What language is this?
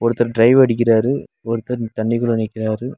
Tamil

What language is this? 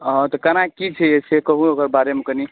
Maithili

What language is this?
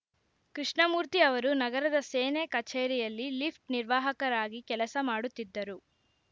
Kannada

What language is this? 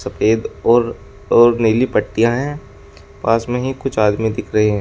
Hindi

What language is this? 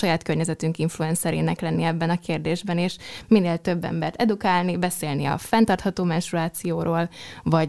Hungarian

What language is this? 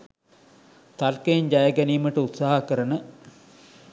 Sinhala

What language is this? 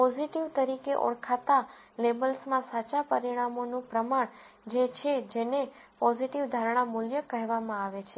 Gujarati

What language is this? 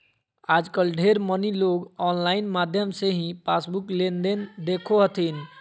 Magahi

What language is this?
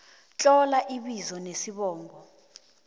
South Ndebele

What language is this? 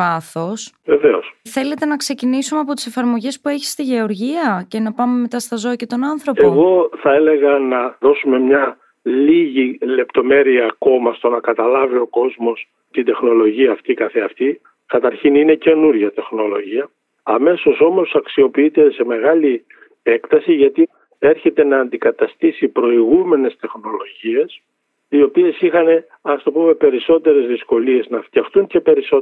Greek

